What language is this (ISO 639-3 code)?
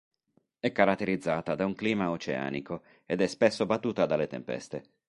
ita